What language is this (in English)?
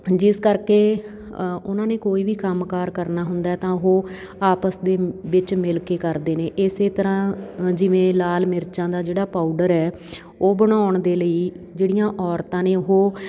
Punjabi